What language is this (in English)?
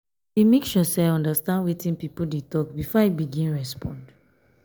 Nigerian Pidgin